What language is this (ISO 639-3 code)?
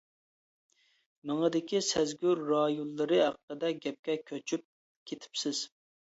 uig